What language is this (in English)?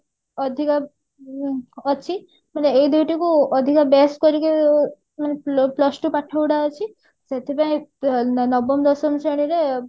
Odia